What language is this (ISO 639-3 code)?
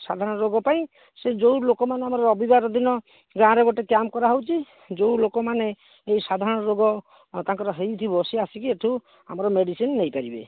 ori